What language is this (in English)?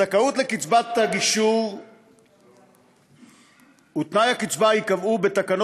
Hebrew